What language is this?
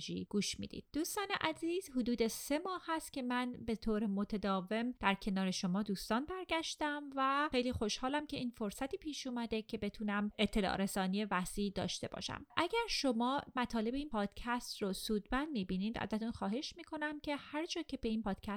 Persian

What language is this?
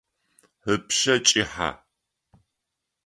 Adyghe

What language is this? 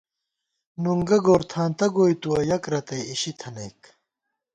Gawar-Bati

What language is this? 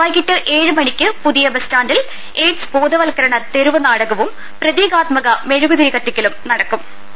Malayalam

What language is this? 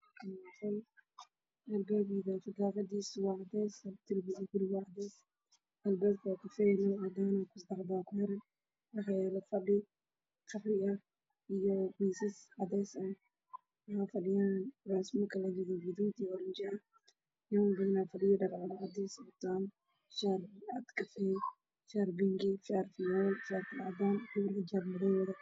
Somali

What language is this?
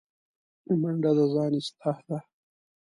Pashto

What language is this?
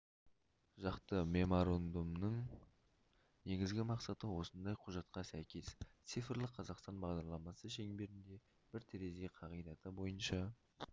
Kazakh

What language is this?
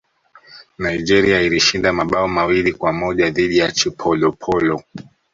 Swahili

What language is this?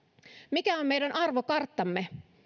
Finnish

